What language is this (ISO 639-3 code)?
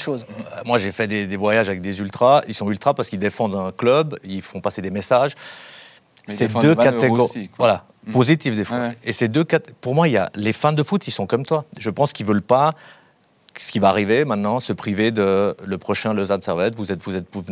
fra